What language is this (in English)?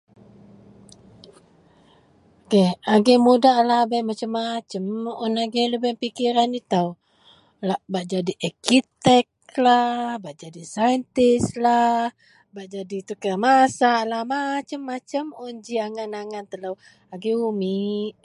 Central Melanau